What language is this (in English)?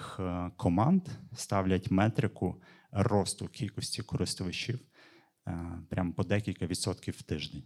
Ukrainian